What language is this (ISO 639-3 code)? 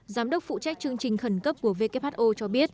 vie